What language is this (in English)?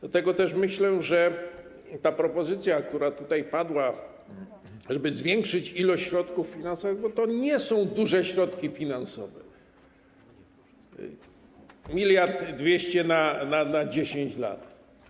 Polish